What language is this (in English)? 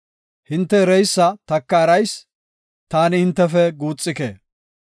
Gofa